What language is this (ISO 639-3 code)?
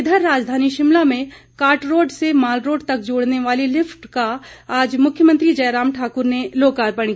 hin